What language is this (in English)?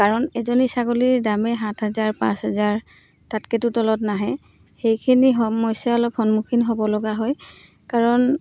Assamese